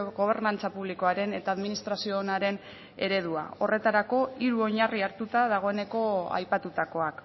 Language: Basque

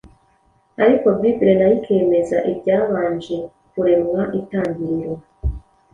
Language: Kinyarwanda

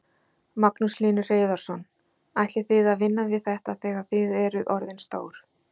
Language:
Icelandic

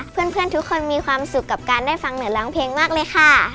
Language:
Thai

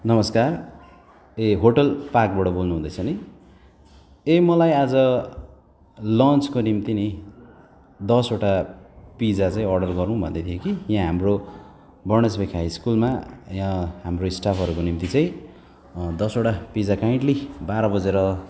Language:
Nepali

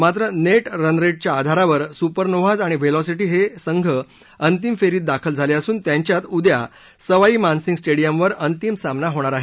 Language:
Marathi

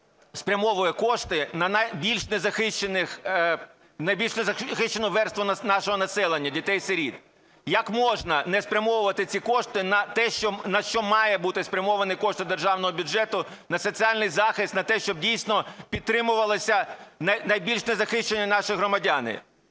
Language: Ukrainian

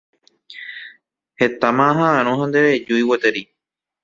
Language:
Guarani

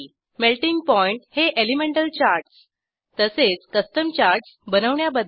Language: Marathi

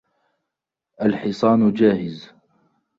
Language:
Arabic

